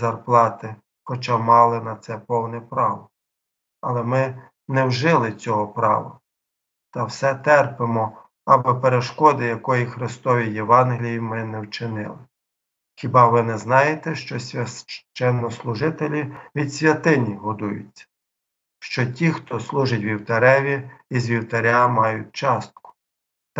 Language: Ukrainian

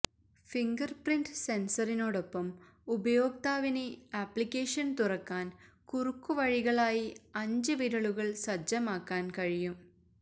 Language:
Malayalam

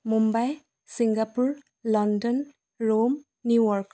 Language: Assamese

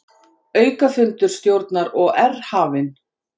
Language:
Icelandic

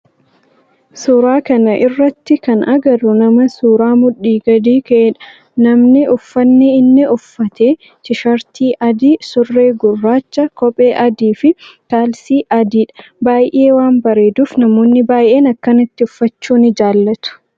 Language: Oromo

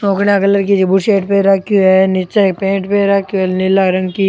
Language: Rajasthani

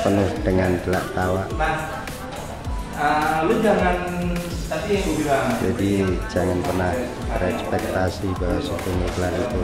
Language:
Indonesian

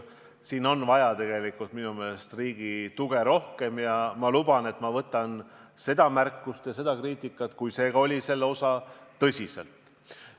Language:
Estonian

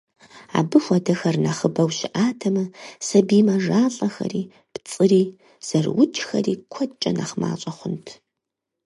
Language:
Kabardian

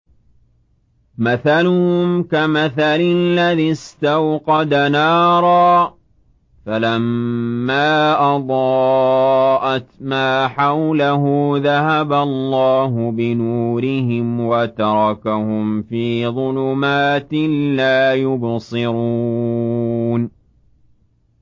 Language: Arabic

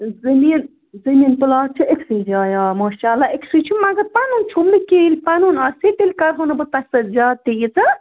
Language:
Kashmiri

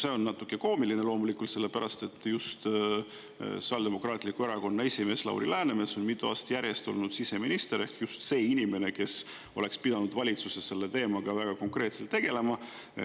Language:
Estonian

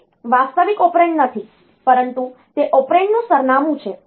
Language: Gujarati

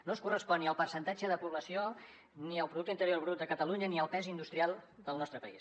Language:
Catalan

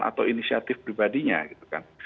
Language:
Indonesian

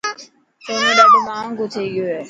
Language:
Dhatki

